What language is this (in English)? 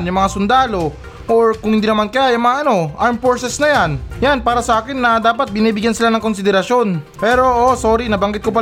Filipino